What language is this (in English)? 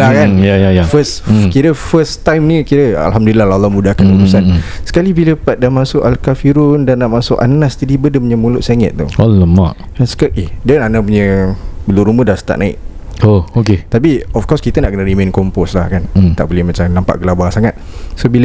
Malay